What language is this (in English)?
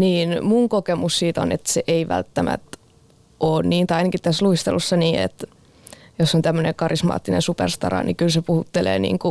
Finnish